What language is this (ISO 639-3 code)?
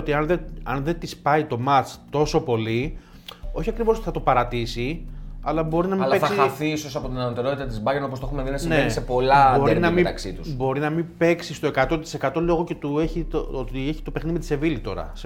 ell